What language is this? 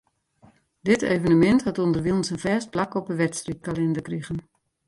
Western Frisian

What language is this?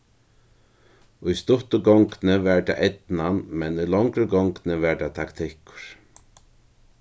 Faroese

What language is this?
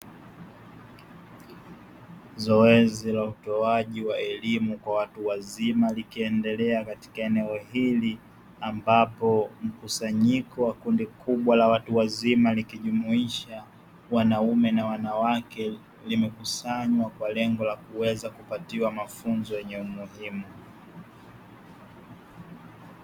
Swahili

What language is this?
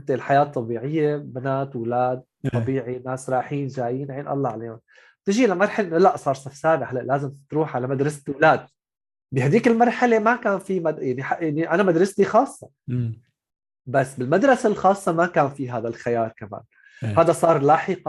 Arabic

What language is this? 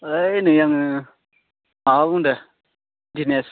Bodo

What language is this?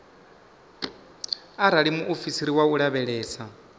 Venda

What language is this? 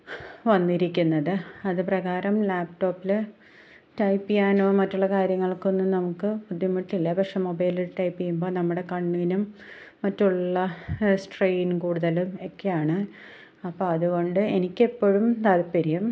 Malayalam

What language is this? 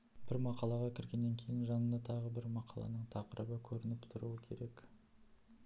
Kazakh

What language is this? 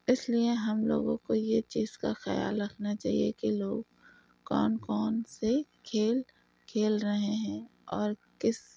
Urdu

